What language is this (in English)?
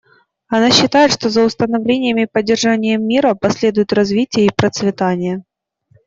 Russian